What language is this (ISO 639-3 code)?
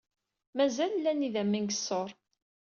kab